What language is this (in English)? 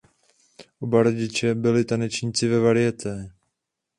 Czech